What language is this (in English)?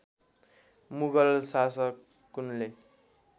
Nepali